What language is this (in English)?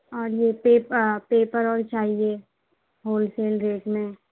Urdu